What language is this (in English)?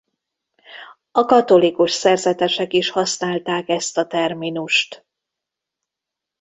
Hungarian